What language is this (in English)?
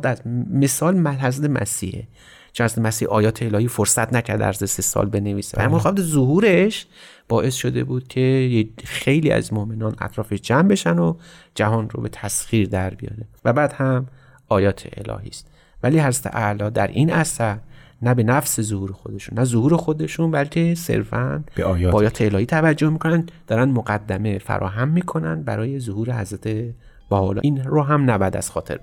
Persian